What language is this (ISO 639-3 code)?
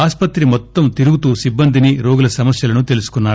tel